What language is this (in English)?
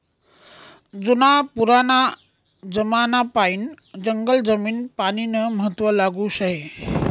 Marathi